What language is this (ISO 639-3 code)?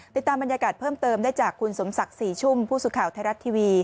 tha